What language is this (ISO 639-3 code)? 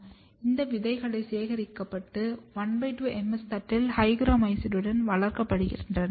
tam